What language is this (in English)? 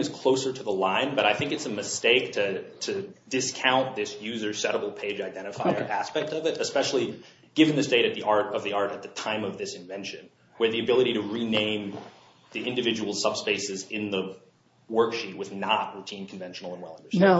English